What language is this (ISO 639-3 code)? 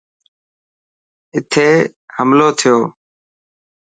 mki